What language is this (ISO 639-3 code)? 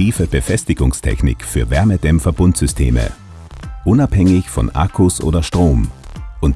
deu